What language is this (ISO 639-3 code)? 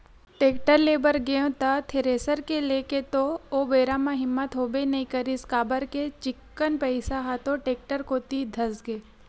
hne